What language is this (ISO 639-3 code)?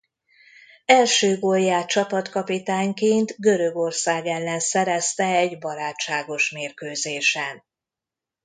hun